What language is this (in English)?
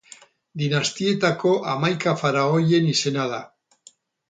Basque